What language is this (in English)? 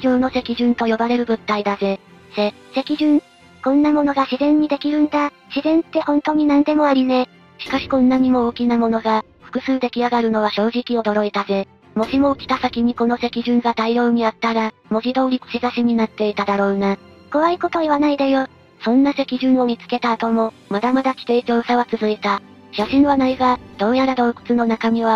Japanese